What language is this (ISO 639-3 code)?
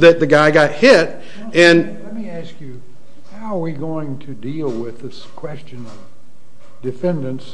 eng